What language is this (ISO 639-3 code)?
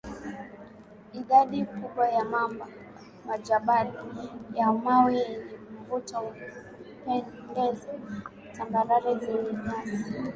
swa